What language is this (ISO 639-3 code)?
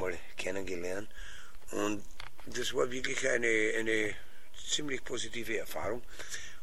deu